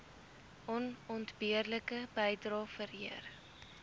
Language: Afrikaans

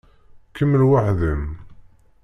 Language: Kabyle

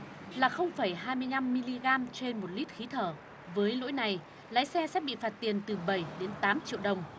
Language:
Vietnamese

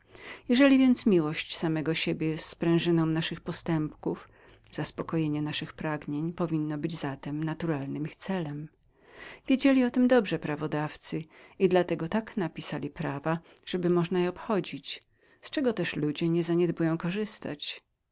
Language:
Polish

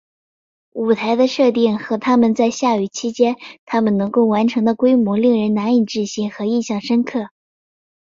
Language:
Chinese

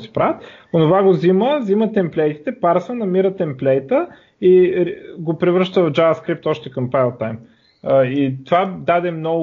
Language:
Bulgarian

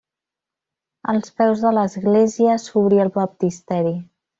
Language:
Catalan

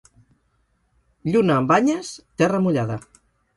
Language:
Catalan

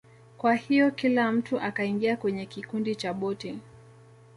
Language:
Swahili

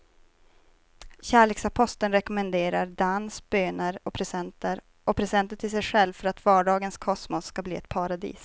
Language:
Swedish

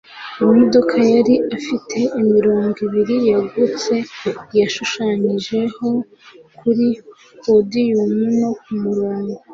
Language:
Kinyarwanda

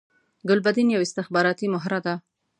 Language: Pashto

